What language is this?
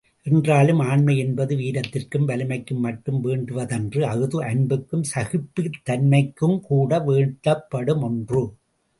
Tamil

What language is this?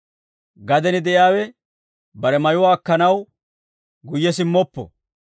Dawro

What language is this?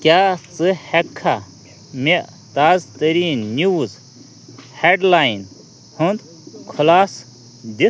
Kashmiri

